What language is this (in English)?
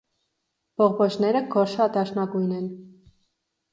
Armenian